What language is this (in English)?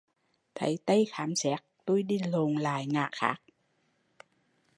Vietnamese